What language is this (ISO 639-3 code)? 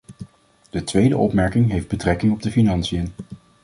nld